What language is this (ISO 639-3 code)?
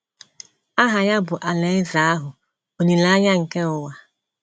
ibo